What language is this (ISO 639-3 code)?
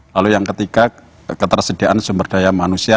ind